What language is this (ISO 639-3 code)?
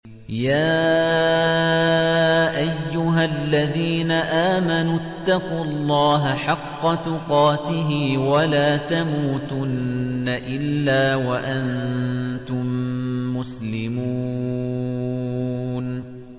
ara